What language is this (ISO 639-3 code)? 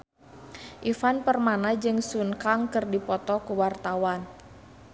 sun